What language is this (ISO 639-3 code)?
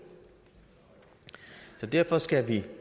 dan